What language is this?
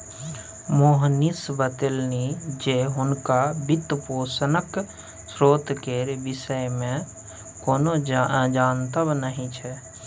Maithili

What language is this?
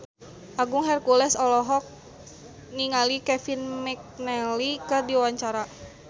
Sundanese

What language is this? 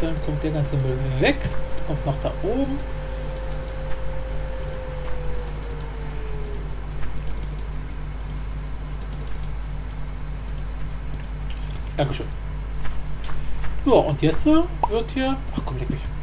German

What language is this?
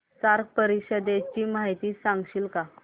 Marathi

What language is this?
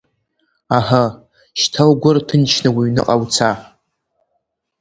Abkhazian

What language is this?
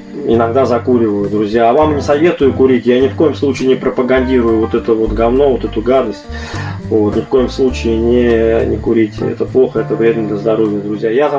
Russian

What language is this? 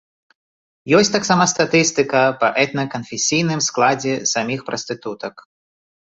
Belarusian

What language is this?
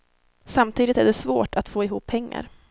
Swedish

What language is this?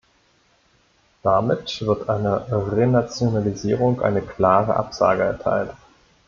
German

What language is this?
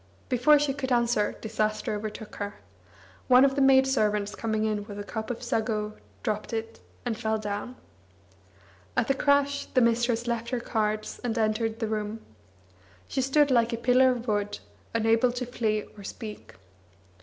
English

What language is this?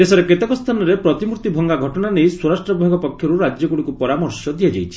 Odia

